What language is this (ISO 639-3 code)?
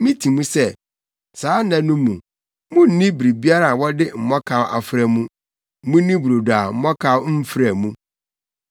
aka